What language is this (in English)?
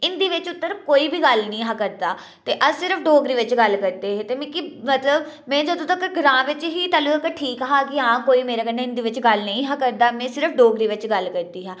Dogri